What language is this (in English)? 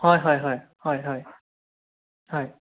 Assamese